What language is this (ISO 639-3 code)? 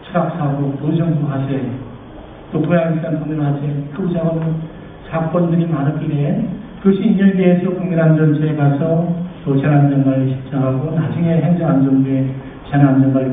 kor